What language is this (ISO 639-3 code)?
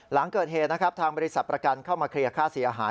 tha